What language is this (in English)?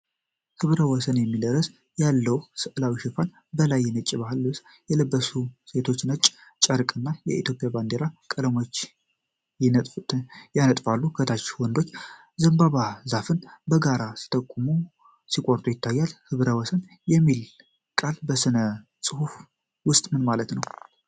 Amharic